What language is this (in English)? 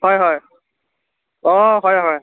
Assamese